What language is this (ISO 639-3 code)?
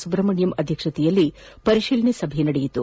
kan